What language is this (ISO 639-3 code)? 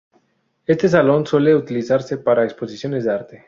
spa